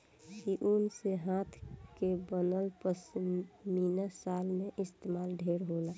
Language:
Bhojpuri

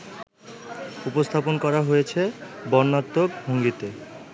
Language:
Bangla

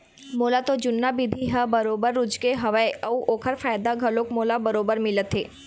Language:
Chhattisgarhi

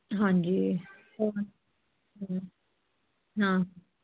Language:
Punjabi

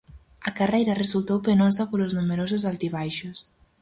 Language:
Galician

